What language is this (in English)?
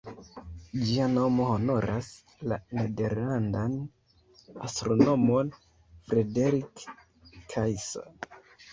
Esperanto